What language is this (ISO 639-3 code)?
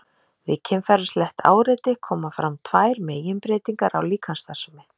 isl